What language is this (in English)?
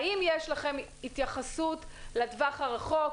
Hebrew